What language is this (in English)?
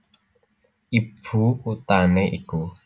Javanese